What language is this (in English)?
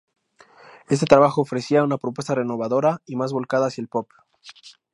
Spanish